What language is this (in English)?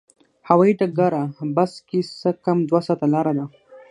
Pashto